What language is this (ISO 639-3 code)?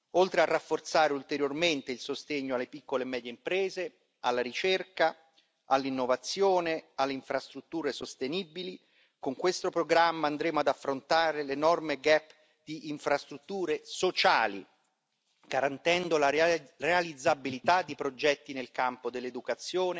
ita